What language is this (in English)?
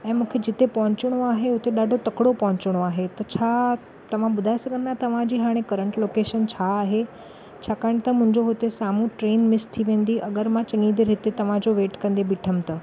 Sindhi